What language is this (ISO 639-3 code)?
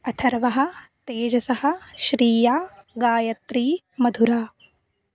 san